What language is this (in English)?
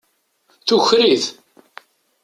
Kabyle